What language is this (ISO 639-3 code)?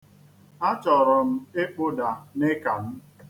ibo